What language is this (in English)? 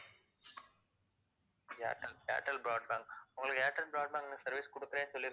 Tamil